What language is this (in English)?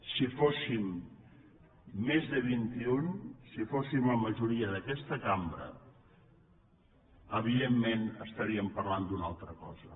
Catalan